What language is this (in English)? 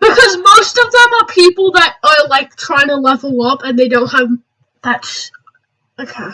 English